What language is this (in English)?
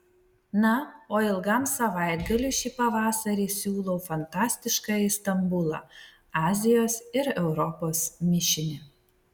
Lithuanian